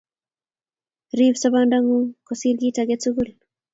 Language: Kalenjin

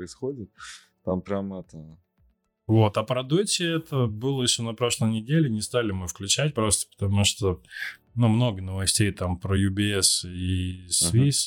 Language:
Russian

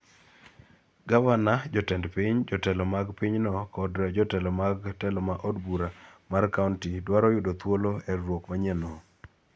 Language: Luo (Kenya and Tanzania)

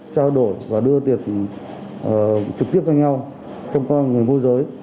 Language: Vietnamese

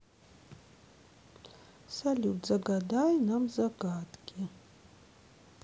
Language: Russian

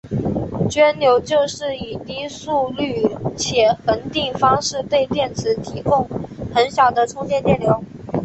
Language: Chinese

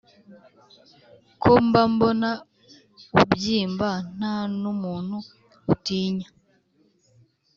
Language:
Kinyarwanda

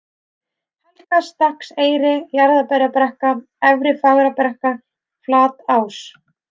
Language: Icelandic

